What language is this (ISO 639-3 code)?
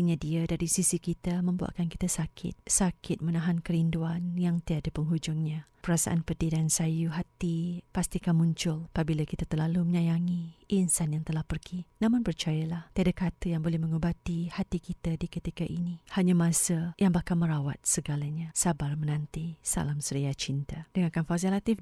msa